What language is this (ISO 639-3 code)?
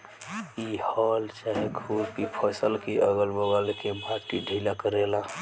bho